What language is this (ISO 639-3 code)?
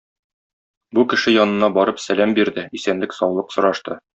tat